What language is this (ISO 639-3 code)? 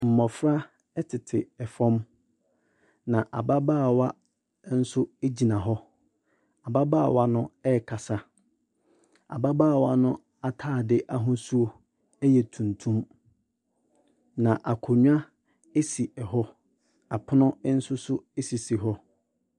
aka